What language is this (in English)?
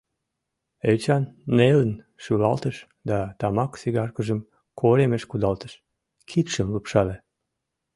Mari